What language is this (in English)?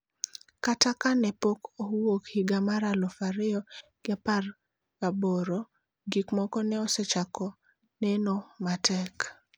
Luo (Kenya and Tanzania)